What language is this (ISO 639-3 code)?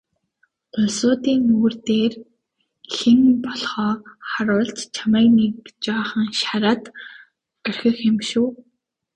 mon